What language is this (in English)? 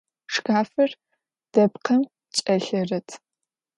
Adyghe